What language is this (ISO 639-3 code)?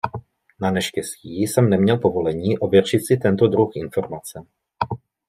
ces